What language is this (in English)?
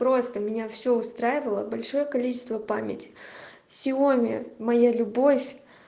Russian